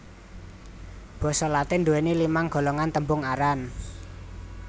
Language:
Javanese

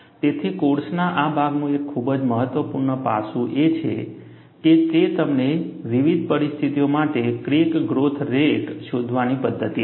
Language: Gujarati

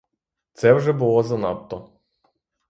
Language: Ukrainian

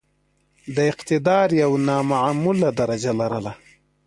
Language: Pashto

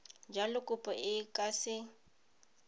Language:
Tswana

